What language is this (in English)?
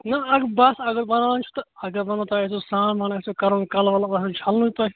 Kashmiri